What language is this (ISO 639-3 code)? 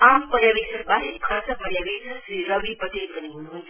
nep